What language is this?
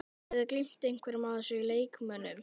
Icelandic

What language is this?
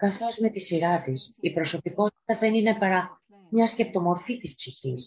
Greek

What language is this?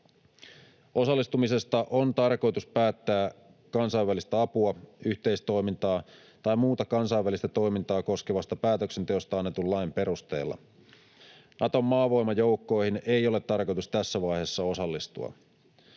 Finnish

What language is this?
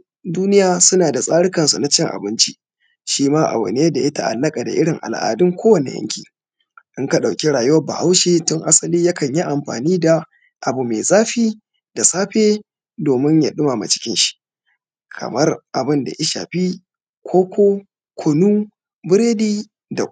Hausa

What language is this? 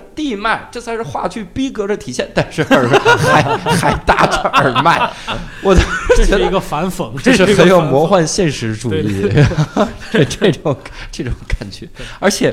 Chinese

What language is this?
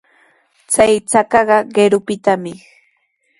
Sihuas Ancash Quechua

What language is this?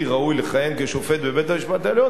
Hebrew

